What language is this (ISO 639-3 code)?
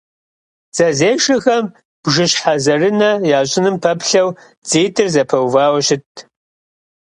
kbd